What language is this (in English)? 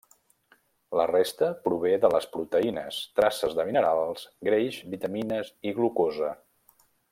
Catalan